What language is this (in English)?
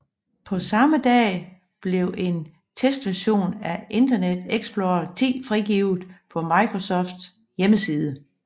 Danish